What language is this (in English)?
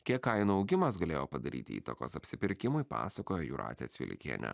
Lithuanian